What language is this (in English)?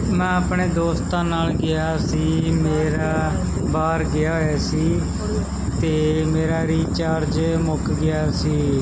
Punjabi